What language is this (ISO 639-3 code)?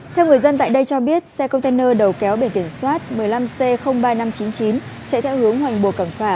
vie